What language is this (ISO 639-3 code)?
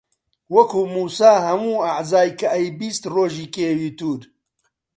ckb